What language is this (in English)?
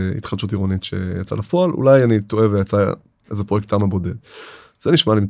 Hebrew